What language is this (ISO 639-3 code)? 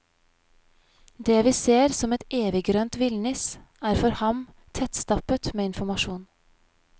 nor